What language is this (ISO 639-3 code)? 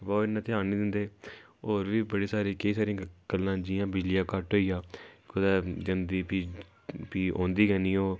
doi